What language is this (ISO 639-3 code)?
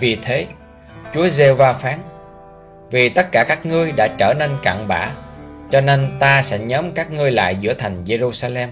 vie